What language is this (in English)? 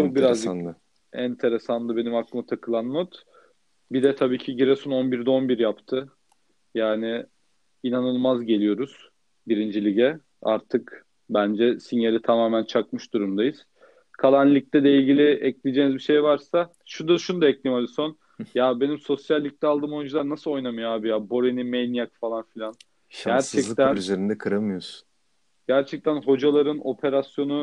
Turkish